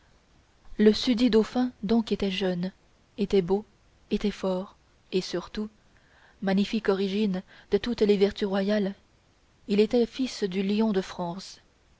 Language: French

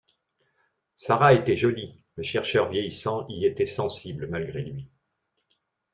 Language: French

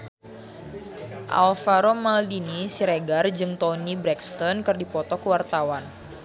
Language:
Sundanese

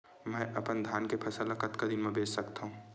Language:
Chhattisgarhi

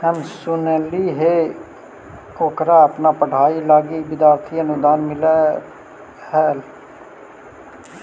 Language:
Magahi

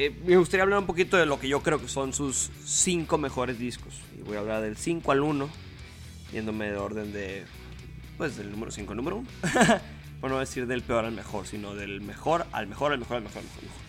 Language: Spanish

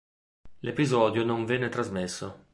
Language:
Italian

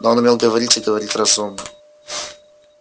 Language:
Russian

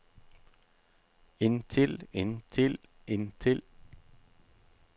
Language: Norwegian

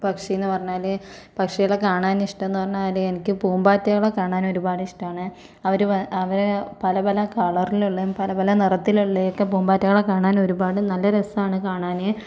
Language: Malayalam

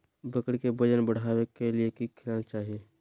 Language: Magahi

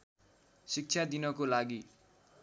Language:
Nepali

